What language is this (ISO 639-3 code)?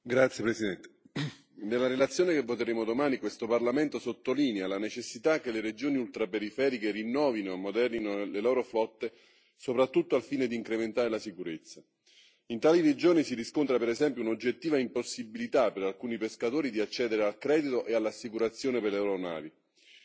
ita